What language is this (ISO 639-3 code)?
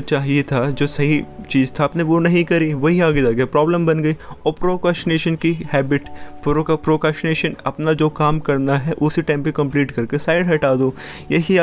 hin